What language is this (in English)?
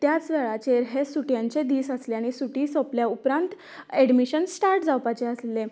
Konkani